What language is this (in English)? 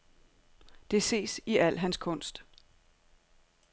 Danish